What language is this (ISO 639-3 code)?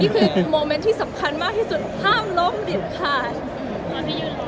tha